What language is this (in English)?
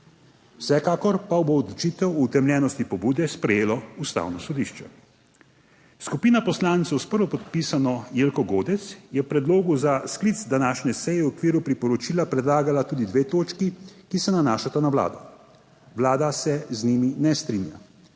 Slovenian